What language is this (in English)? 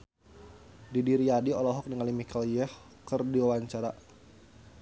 Sundanese